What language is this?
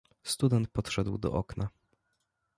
Polish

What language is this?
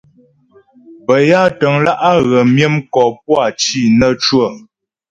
Ghomala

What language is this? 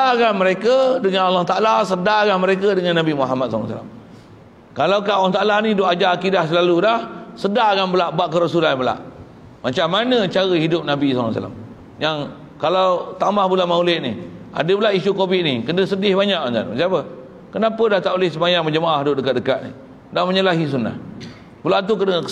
Malay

